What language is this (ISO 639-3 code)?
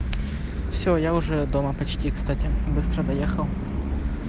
rus